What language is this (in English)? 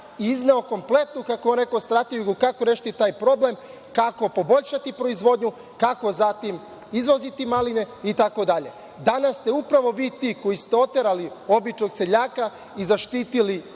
Serbian